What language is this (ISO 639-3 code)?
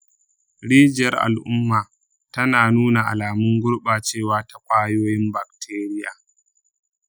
hau